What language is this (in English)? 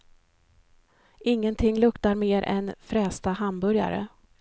Swedish